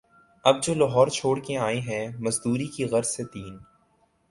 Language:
Urdu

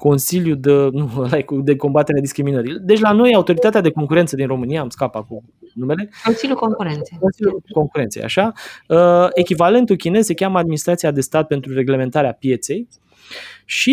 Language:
Romanian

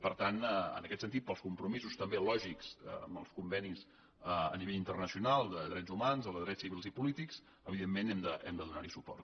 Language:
Catalan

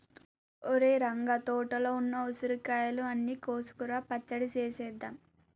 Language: Telugu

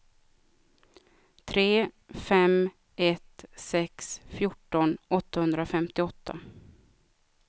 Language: Swedish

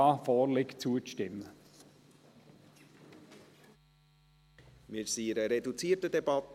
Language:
Swiss German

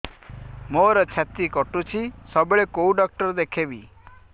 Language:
Odia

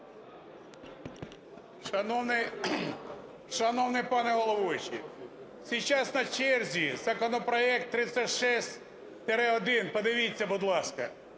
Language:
Ukrainian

